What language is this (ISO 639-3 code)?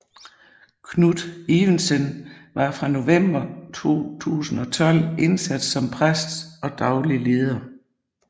dan